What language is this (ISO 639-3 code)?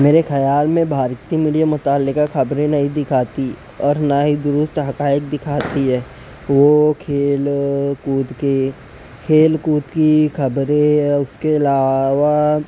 urd